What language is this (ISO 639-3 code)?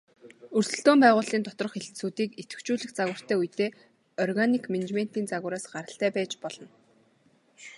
mon